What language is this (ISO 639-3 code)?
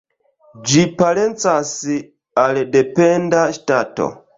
epo